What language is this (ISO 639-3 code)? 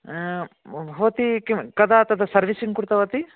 san